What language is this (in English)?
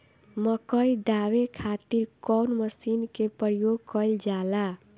Bhojpuri